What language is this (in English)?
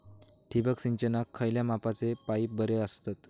Marathi